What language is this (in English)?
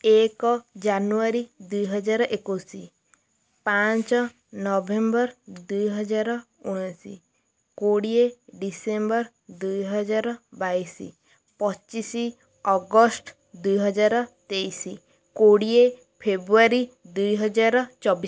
Odia